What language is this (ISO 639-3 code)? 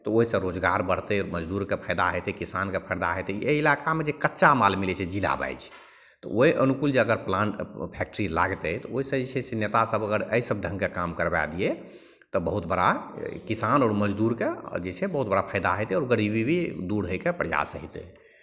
mai